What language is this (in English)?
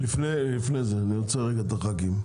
Hebrew